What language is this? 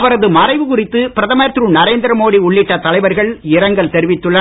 Tamil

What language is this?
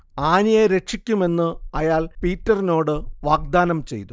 Malayalam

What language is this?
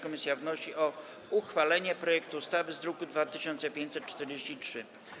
Polish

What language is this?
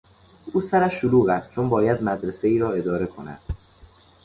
Persian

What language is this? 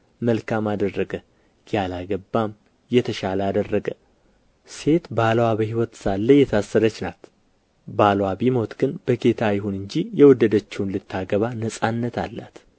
Amharic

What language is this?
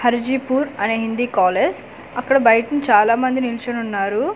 Telugu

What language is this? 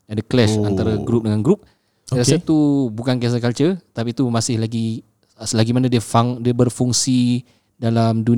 Malay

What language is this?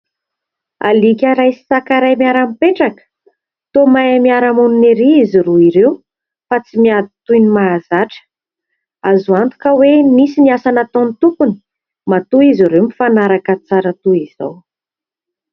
Malagasy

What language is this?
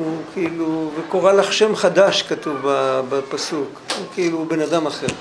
Hebrew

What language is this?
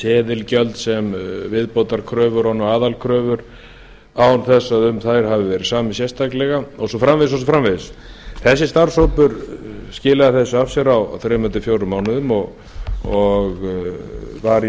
Icelandic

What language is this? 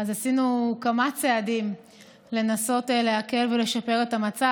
Hebrew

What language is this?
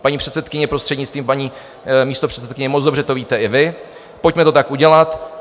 Czech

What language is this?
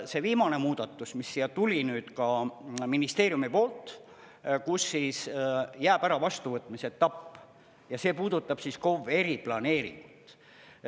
Estonian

